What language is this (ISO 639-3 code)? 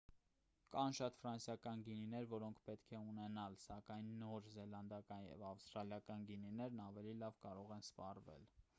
hye